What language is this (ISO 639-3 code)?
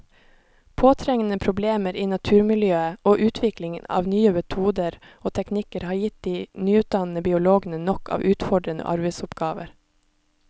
nor